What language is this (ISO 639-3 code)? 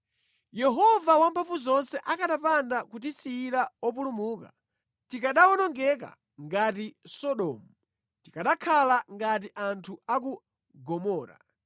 nya